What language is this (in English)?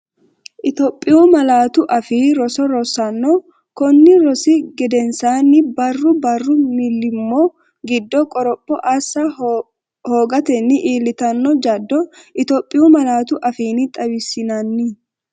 Sidamo